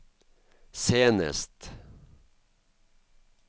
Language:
Norwegian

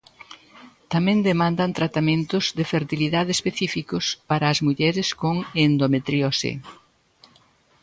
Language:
Galician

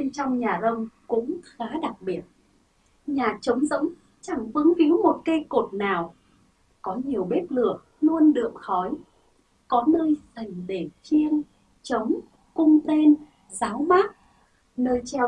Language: Vietnamese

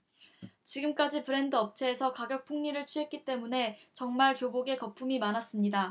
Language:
Korean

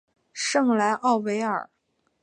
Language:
Chinese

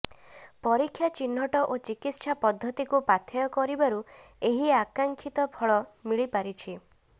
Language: Odia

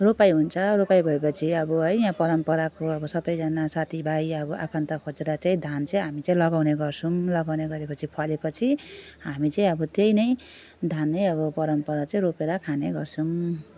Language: Nepali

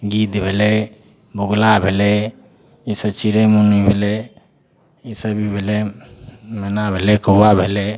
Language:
Maithili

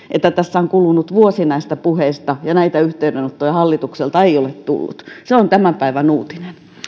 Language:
Finnish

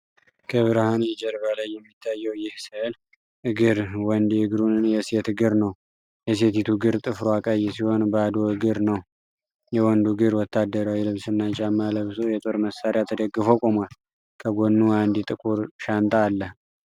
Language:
Amharic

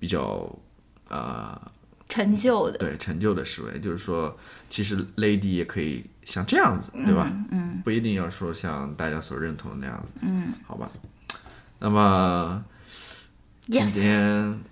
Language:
Chinese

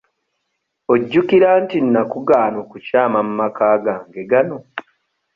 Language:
Ganda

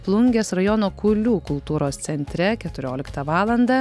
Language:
Lithuanian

